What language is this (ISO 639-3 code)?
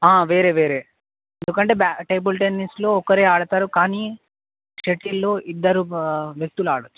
tel